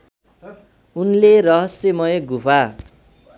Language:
Nepali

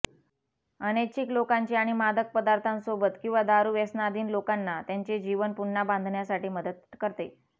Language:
Marathi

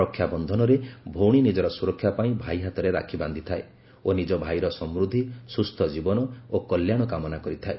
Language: Odia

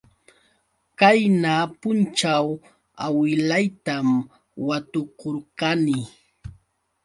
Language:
Yauyos Quechua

